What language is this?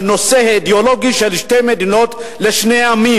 Hebrew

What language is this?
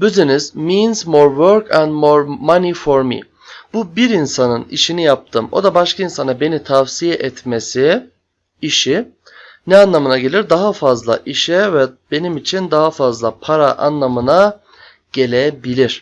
Turkish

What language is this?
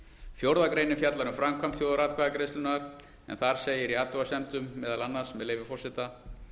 Icelandic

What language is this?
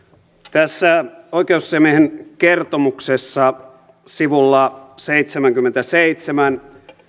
Finnish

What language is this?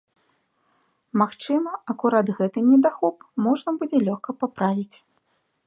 Belarusian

